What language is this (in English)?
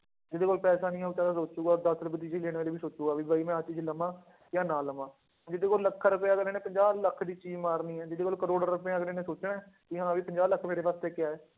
Punjabi